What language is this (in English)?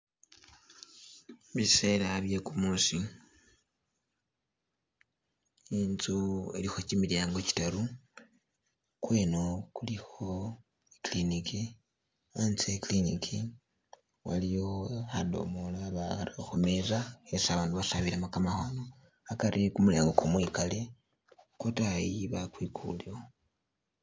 Masaaba